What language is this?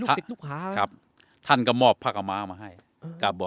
Thai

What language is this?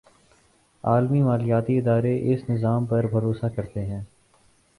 Urdu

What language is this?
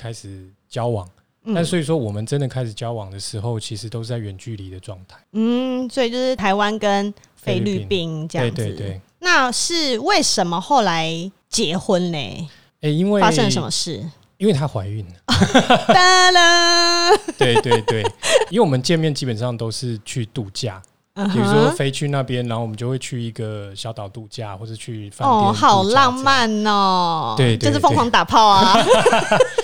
Chinese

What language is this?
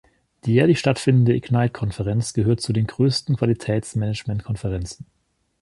German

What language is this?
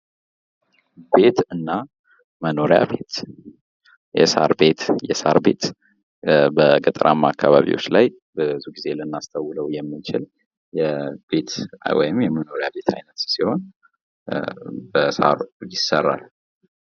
Amharic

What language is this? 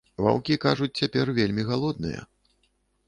Belarusian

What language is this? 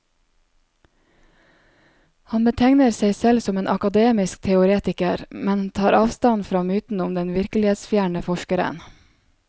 Norwegian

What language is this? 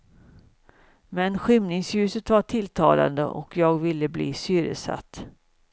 Swedish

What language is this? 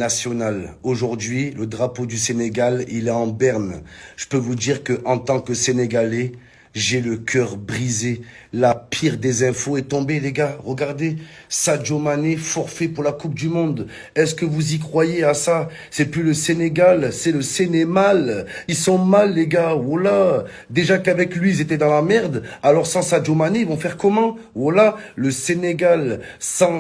French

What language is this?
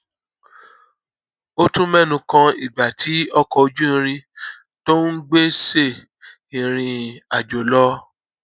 Yoruba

